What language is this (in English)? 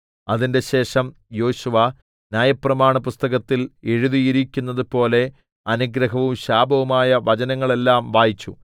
Malayalam